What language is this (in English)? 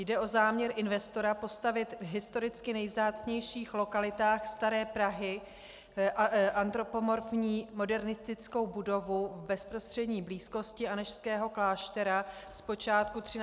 Czech